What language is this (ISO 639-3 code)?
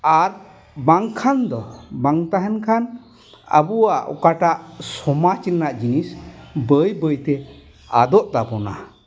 sat